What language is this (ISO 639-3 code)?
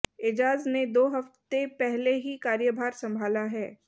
hin